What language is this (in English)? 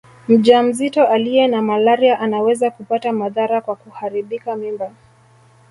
Swahili